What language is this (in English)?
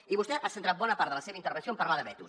Catalan